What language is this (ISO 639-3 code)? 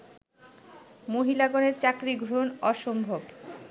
ben